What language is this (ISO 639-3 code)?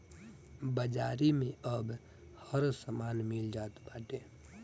bho